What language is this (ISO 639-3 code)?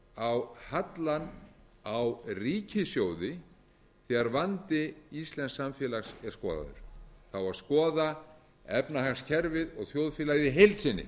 isl